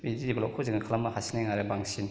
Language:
Bodo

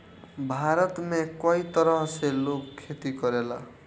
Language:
Bhojpuri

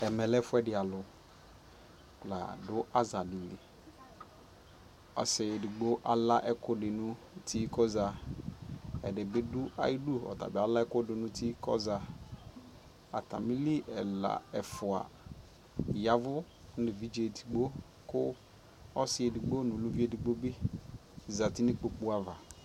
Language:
Ikposo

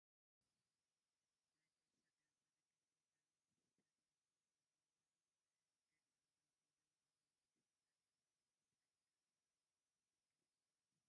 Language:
Tigrinya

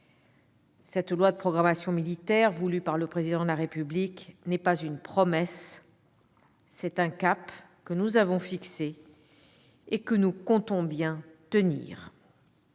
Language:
French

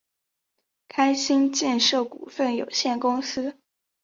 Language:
Chinese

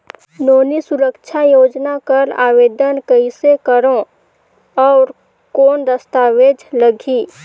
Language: Chhattisgarhi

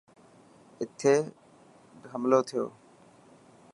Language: Dhatki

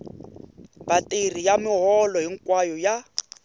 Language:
Tsonga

